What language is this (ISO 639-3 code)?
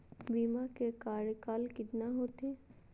mag